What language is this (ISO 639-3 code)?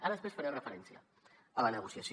cat